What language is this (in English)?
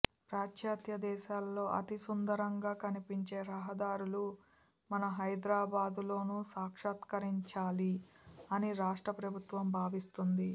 Telugu